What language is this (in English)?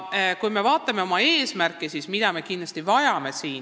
Estonian